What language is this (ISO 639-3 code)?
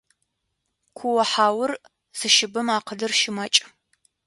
ady